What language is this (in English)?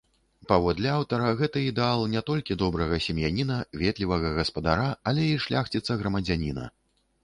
Belarusian